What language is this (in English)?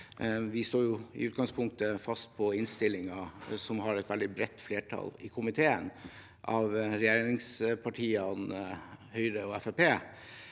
Norwegian